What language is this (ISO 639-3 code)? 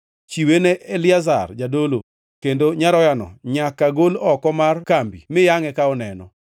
luo